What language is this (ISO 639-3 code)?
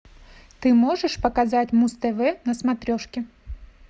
rus